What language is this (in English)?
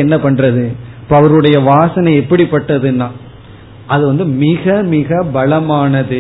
Tamil